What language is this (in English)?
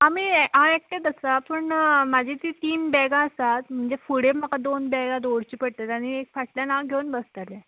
Konkani